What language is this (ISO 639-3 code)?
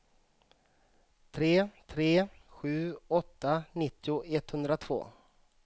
swe